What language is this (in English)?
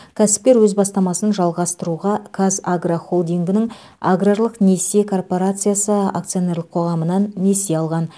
Kazakh